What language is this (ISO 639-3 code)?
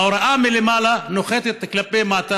heb